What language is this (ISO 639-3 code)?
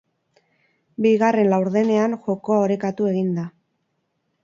eus